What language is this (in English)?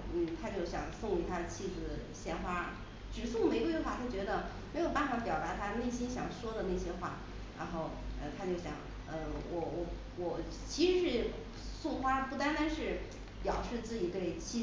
Chinese